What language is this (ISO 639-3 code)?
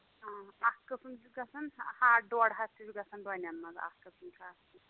kas